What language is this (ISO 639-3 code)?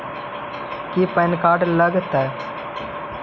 mag